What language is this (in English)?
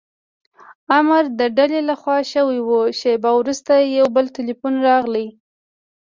Pashto